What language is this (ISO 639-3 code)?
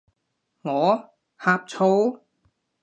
yue